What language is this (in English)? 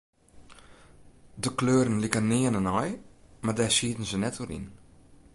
Western Frisian